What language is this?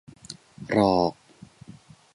Thai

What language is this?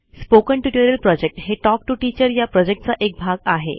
Marathi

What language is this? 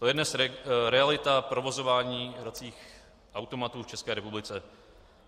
Czech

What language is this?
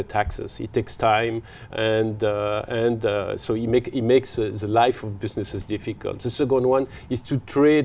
Vietnamese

